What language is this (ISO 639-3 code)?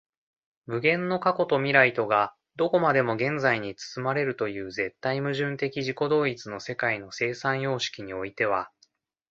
jpn